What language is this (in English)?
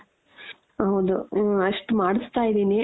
Kannada